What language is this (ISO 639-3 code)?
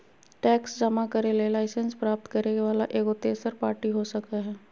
mag